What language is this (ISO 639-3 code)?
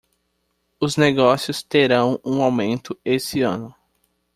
por